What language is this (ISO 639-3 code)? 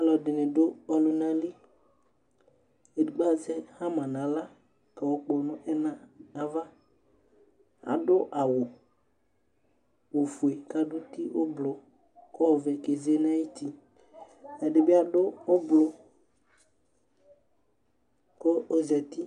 kpo